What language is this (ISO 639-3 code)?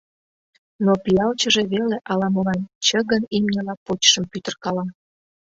chm